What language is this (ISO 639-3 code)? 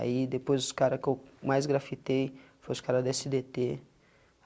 por